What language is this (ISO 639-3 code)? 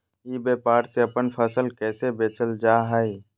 mag